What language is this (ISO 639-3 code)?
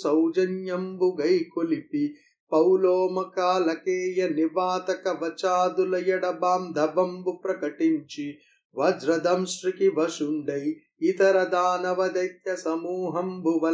tel